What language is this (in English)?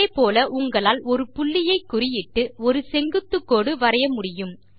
Tamil